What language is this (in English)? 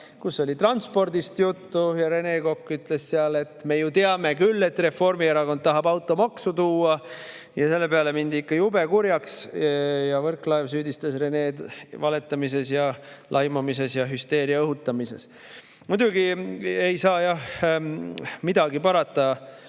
Estonian